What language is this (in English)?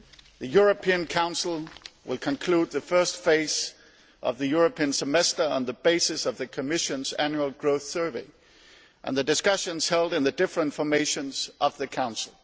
English